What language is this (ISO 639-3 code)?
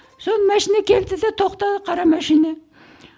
kaz